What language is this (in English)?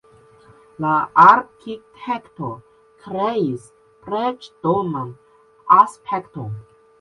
Esperanto